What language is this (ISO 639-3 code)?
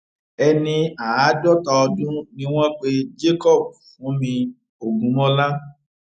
yor